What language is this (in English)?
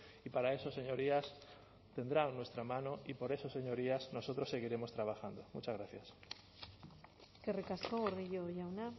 Spanish